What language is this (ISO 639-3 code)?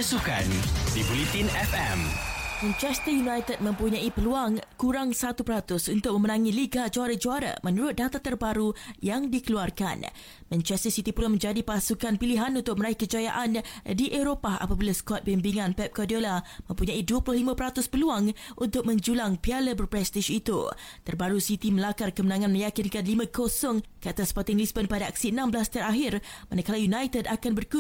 msa